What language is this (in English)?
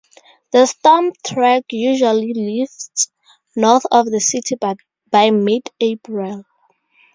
English